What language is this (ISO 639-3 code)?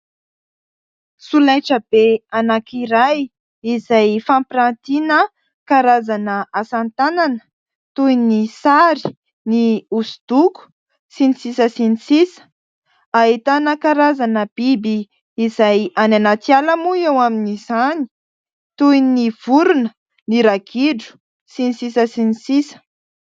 mlg